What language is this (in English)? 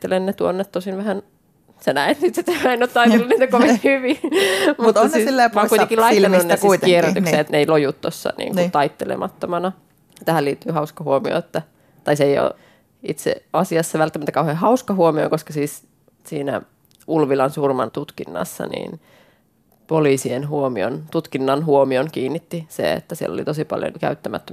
Finnish